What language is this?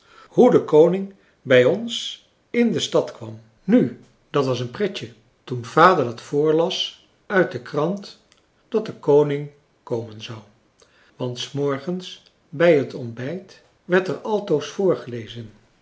Dutch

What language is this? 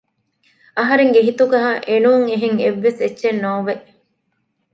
Divehi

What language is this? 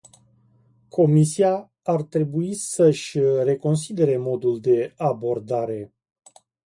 Romanian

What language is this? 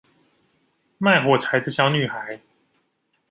Chinese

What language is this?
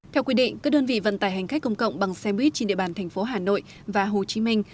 Vietnamese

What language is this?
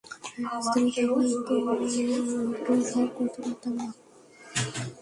Bangla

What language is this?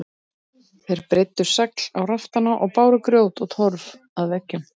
Icelandic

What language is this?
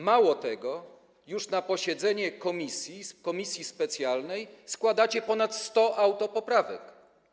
Polish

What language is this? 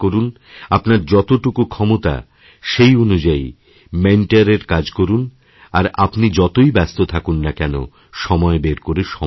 Bangla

